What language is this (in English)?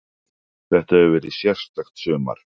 Icelandic